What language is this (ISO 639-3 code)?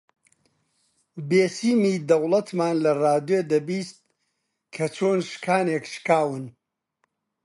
ckb